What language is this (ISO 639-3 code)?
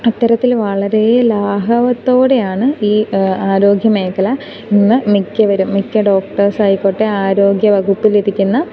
mal